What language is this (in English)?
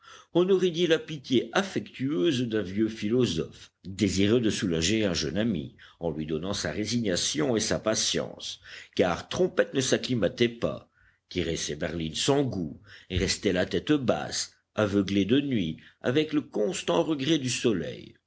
French